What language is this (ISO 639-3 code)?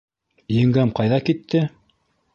bak